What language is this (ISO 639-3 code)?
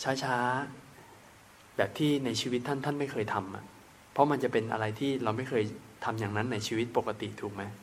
tha